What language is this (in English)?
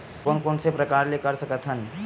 Chhattisgarhi